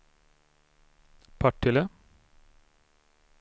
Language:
Swedish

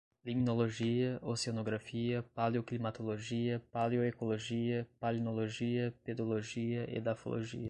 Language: Portuguese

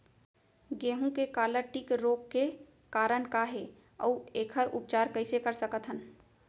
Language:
Chhattisgarhi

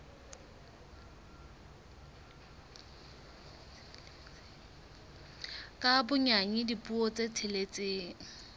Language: Southern Sotho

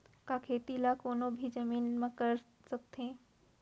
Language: Chhattisgarhi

